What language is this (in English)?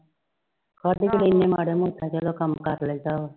Punjabi